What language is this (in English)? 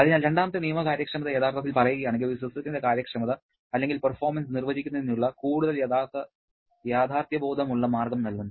Malayalam